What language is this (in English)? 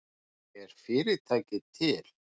Icelandic